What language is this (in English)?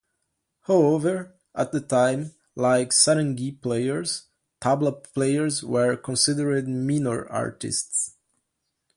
English